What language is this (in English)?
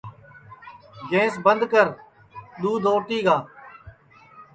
Sansi